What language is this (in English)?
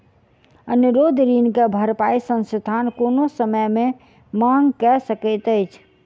Maithili